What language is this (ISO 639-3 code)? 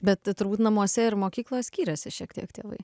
lit